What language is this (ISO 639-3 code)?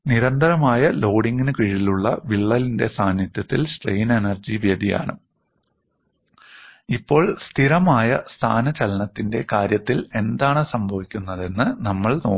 mal